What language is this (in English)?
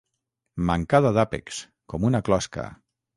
Catalan